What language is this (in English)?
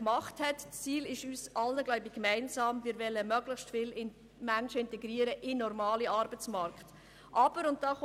Swiss German